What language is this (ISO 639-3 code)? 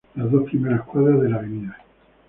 spa